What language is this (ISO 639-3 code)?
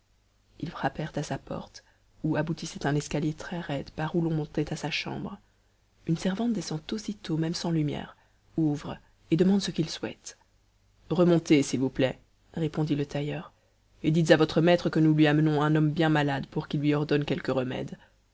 fra